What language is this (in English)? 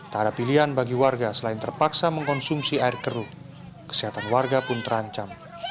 Indonesian